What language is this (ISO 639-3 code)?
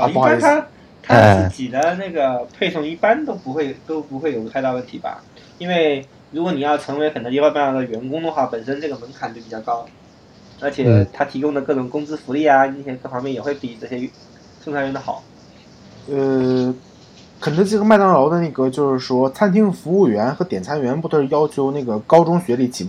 zho